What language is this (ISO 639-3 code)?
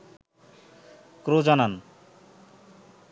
ben